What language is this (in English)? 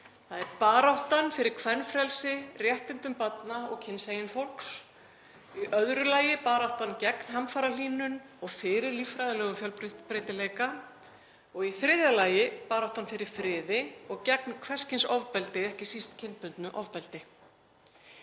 Icelandic